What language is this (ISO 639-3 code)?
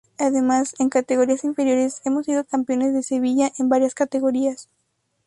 spa